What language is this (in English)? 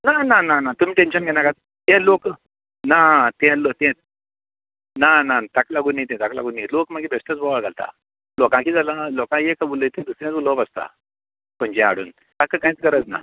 Konkani